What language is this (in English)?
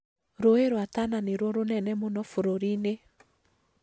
Kikuyu